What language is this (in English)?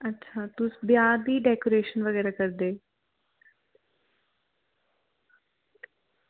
Dogri